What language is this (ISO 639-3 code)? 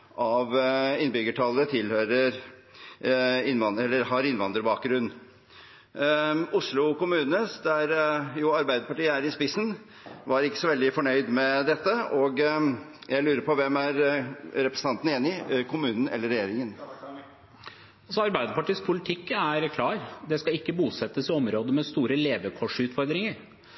nob